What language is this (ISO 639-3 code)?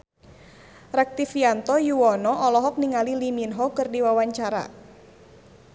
sun